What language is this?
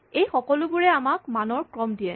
Assamese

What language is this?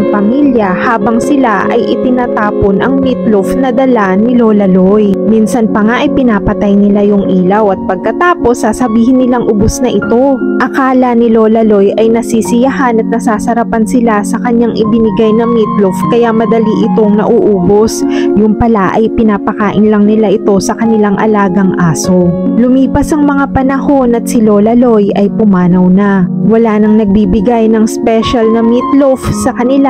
Filipino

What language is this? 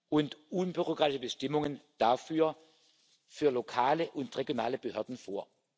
German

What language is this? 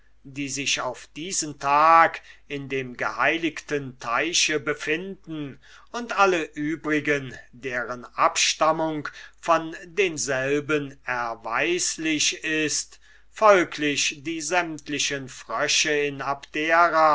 German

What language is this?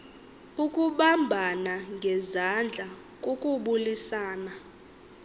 Xhosa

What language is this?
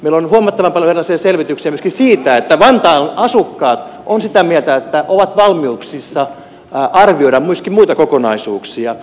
Finnish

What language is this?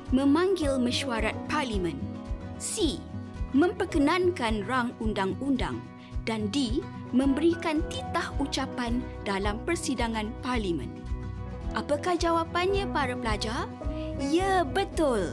Malay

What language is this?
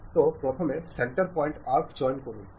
Bangla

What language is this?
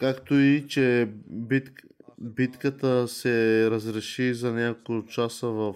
Bulgarian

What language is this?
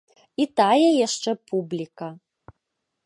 Belarusian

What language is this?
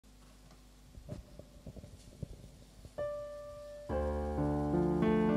Vietnamese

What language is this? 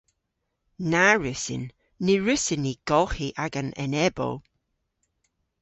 Cornish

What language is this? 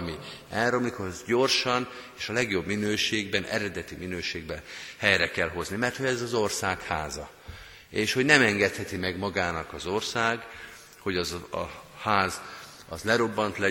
Hungarian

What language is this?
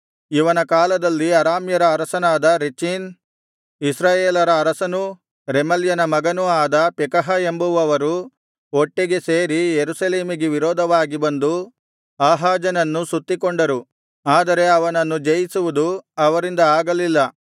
Kannada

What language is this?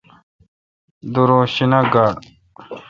Kalkoti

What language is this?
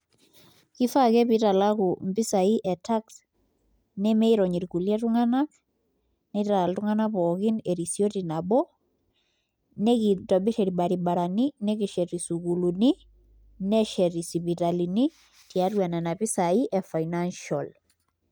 Masai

